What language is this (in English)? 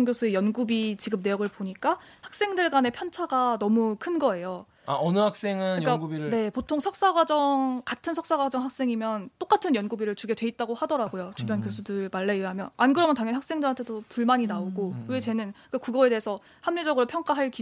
Korean